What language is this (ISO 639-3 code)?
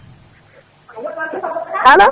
ful